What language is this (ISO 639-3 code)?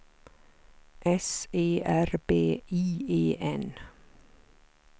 swe